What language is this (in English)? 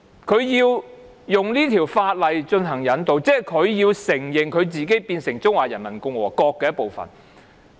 Cantonese